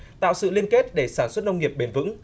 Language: Vietnamese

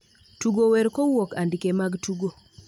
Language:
Luo (Kenya and Tanzania)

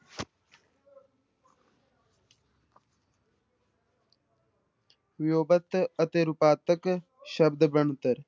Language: Punjabi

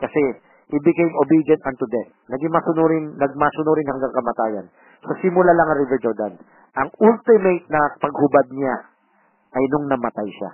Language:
Filipino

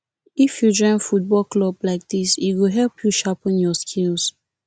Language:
Nigerian Pidgin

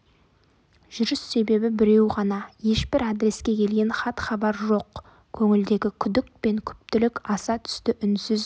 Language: Kazakh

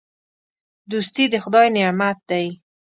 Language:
Pashto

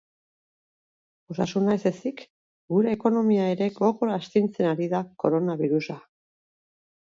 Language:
Basque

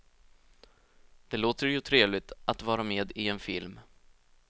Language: Swedish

